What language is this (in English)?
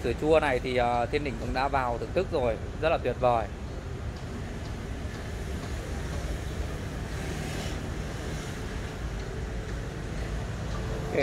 Vietnamese